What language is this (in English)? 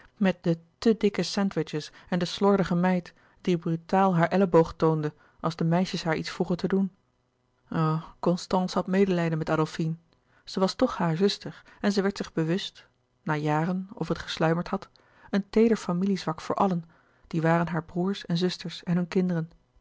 Dutch